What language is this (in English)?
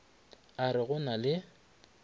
Northern Sotho